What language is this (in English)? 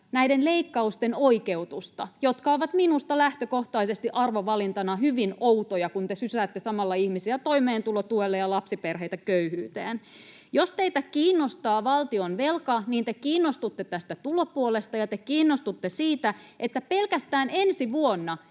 Finnish